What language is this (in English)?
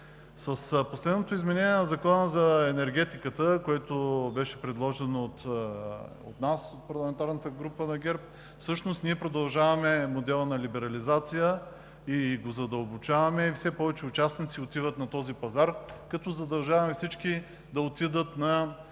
Bulgarian